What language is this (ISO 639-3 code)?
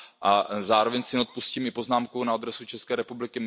ces